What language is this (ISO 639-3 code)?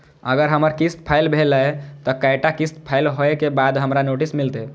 mai